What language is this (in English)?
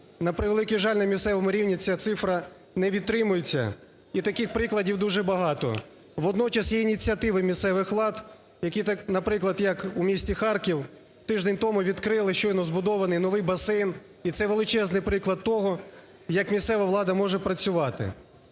Ukrainian